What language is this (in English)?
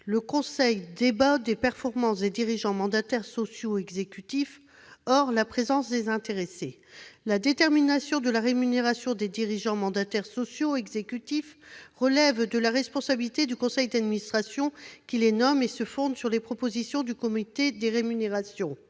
French